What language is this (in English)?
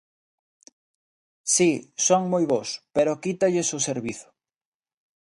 Galician